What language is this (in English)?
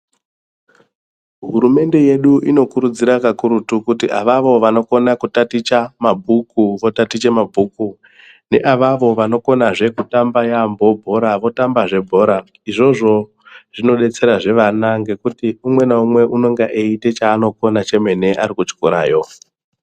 Ndau